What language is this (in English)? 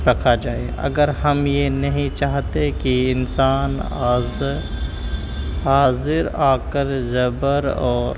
Urdu